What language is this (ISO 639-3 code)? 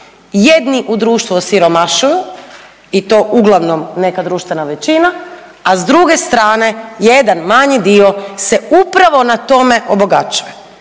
hrv